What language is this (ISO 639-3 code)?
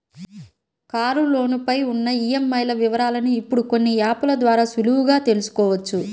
tel